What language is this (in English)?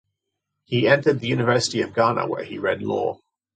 English